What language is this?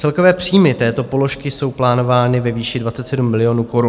Czech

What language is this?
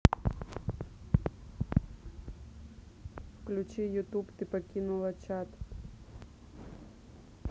Russian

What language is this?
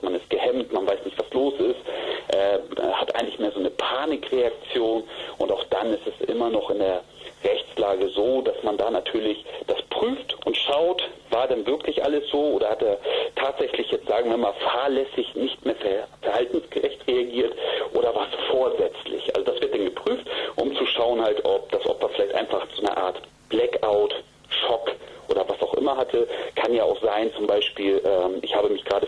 German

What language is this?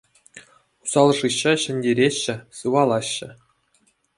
Chuvash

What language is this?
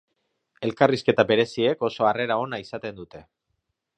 Basque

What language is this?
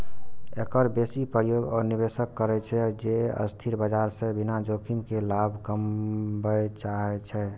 Maithili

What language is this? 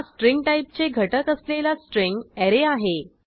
Marathi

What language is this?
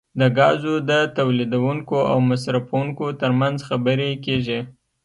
Pashto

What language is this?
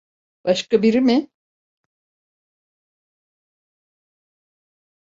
Turkish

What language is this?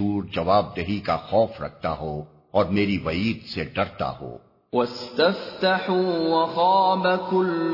Urdu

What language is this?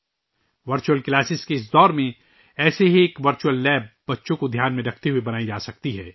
Urdu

